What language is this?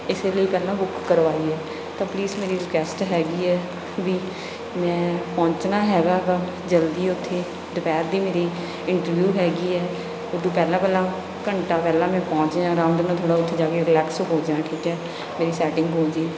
Punjabi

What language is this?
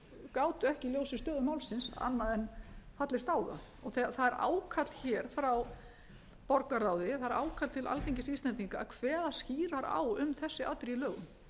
Icelandic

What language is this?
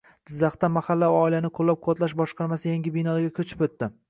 Uzbek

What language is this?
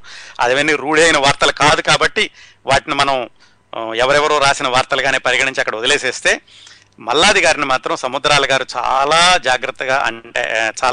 Telugu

